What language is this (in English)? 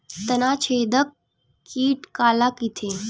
Chhattisgarhi